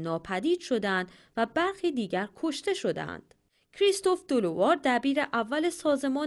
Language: Persian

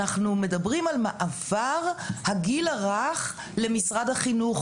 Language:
Hebrew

